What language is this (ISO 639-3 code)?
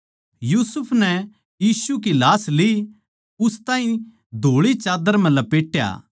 bgc